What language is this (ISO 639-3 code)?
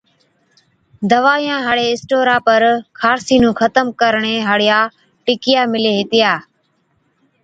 odk